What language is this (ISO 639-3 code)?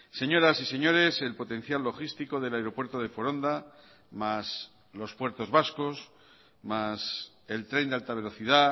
spa